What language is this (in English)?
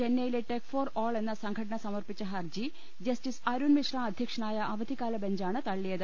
Malayalam